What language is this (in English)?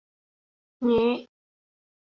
Thai